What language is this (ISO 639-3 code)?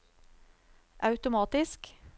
nor